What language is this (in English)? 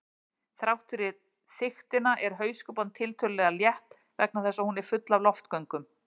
Icelandic